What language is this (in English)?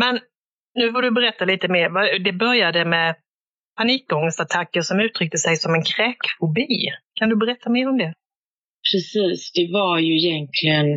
Swedish